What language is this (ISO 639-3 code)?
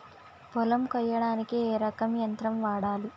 tel